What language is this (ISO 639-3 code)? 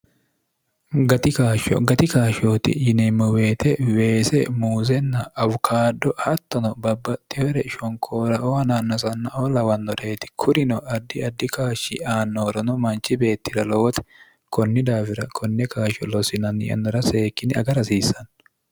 sid